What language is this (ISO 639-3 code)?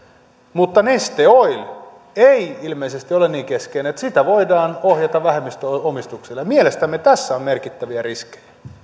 fin